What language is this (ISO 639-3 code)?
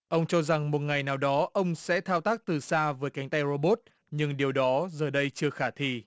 vie